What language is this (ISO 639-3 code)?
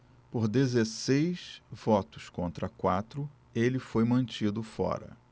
por